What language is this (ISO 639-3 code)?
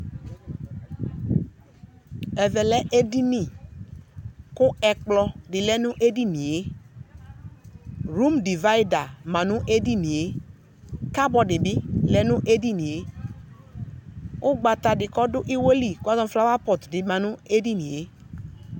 kpo